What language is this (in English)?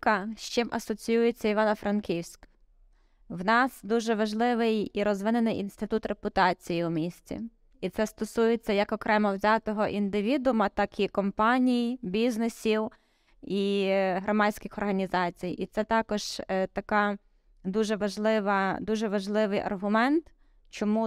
Ukrainian